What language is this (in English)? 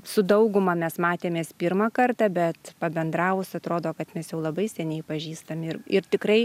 Lithuanian